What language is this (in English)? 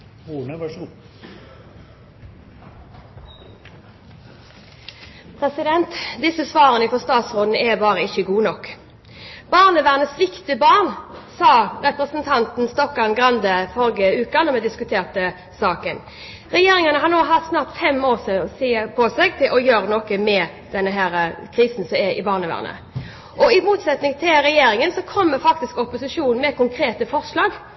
Norwegian